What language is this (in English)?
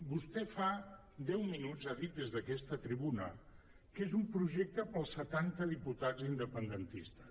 Catalan